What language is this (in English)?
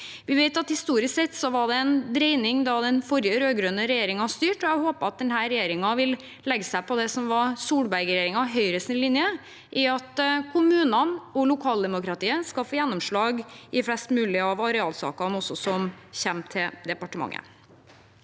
Norwegian